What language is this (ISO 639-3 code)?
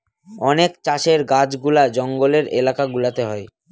ben